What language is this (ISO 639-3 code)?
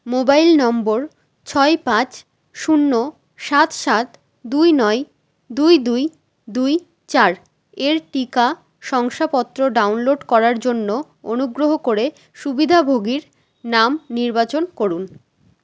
ben